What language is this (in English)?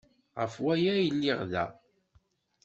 Kabyle